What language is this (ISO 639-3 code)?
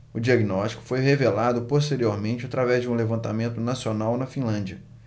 por